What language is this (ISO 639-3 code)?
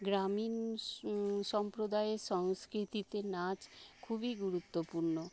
ben